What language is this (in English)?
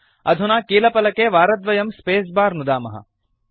Sanskrit